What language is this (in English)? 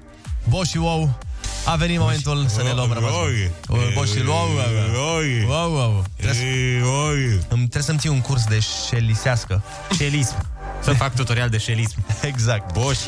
Romanian